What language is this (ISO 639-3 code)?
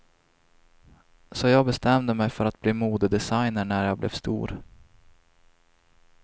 swe